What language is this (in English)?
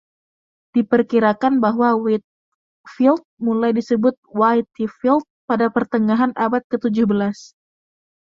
Indonesian